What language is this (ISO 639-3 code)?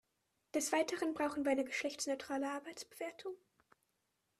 deu